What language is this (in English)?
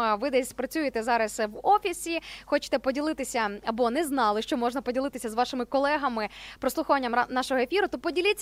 Ukrainian